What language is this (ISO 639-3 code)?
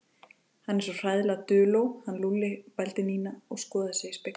isl